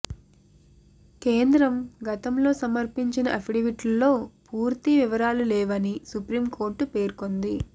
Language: Telugu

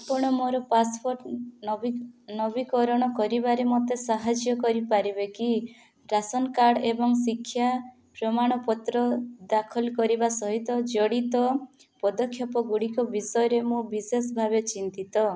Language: Odia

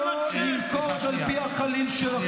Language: Hebrew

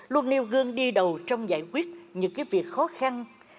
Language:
Vietnamese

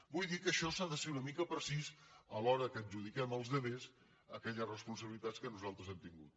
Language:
Catalan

